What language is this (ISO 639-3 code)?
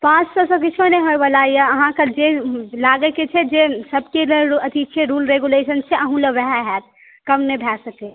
mai